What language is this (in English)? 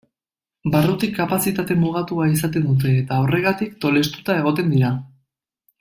Basque